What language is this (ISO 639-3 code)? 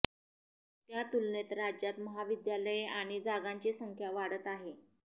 mar